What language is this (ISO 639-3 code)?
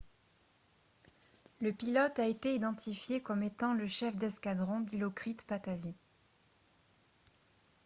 fra